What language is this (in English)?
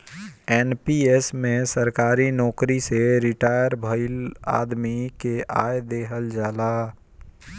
Bhojpuri